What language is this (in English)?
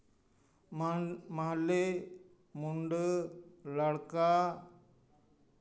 Santali